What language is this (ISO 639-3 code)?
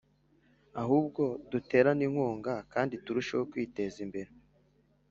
kin